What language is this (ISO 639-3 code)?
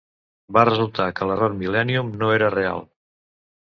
cat